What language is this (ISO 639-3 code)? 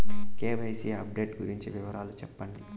tel